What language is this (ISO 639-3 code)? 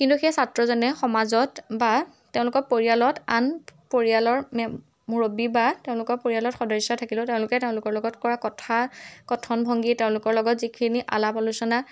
asm